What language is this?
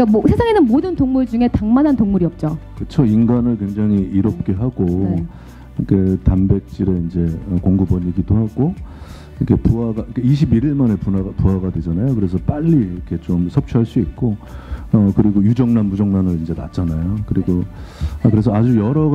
Korean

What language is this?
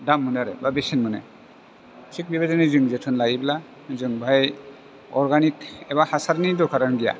Bodo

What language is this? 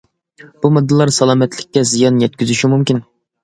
Uyghur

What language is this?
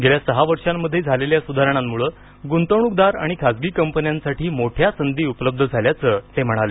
Marathi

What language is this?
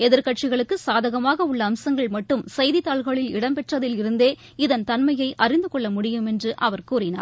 Tamil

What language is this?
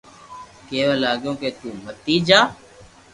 Loarki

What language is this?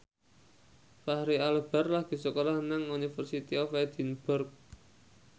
Javanese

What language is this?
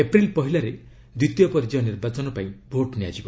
Odia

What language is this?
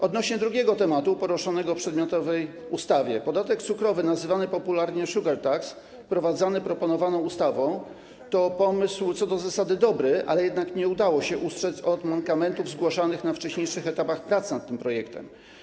Polish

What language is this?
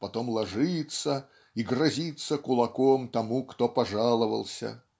Russian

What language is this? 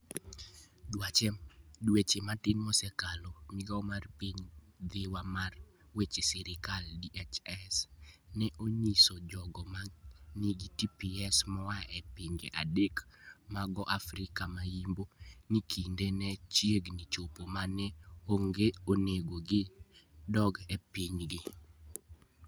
Luo (Kenya and Tanzania)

